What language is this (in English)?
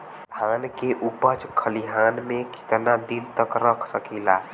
Bhojpuri